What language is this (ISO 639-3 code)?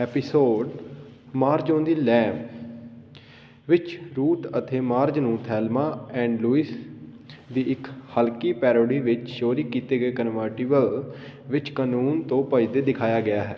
pan